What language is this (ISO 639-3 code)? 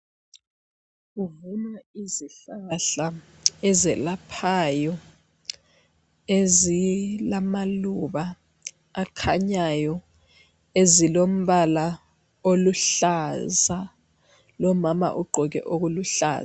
nde